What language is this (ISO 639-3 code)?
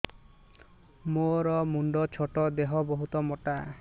ori